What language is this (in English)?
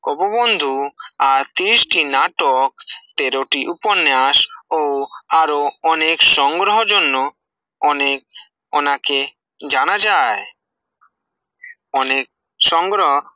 Bangla